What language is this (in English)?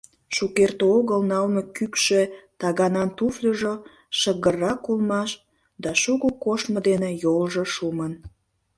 Mari